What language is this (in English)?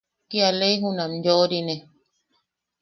Yaqui